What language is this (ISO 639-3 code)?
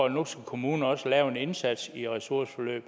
dan